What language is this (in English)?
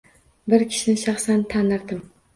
Uzbek